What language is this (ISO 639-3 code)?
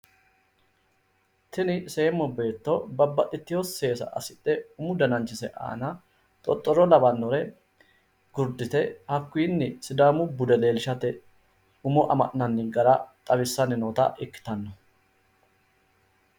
sid